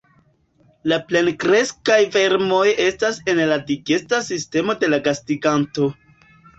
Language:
Esperanto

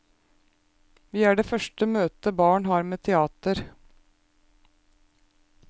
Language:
Norwegian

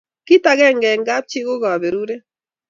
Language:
Kalenjin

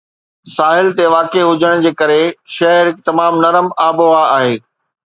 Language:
Sindhi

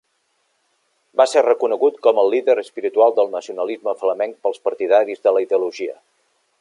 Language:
Catalan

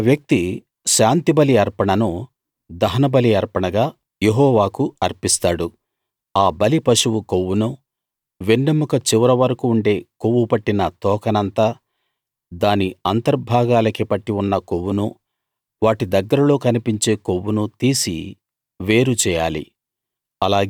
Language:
Telugu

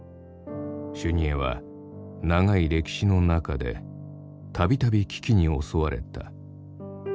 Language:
Japanese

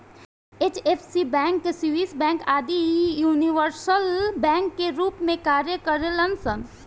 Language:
Bhojpuri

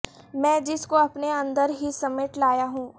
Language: Urdu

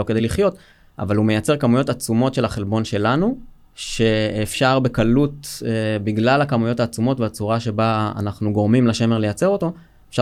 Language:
Hebrew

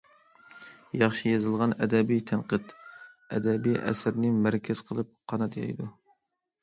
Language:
Uyghur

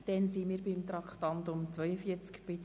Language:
Swiss German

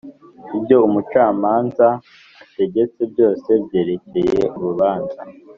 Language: Kinyarwanda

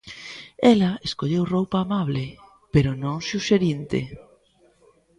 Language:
Galician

